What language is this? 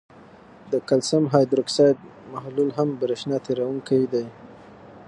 Pashto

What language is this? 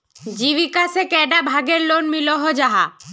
Magahi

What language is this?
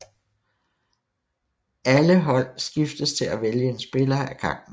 Danish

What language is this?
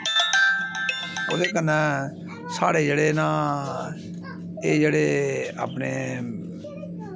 Dogri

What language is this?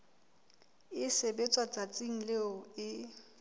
Southern Sotho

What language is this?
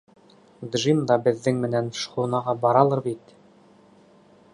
Bashkir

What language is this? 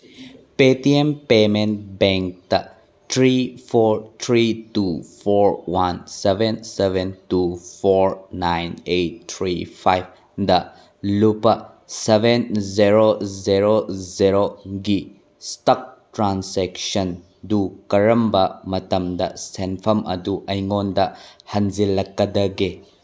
Manipuri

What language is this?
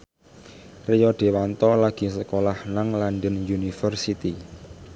Javanese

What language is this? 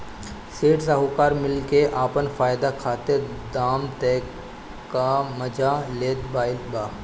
Bhojpuri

